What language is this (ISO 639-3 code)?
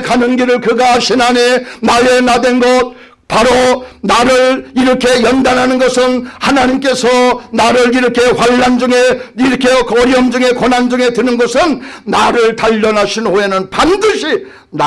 kor